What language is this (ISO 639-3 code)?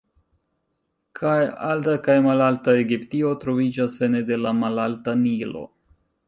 epo